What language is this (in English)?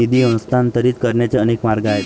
Marathi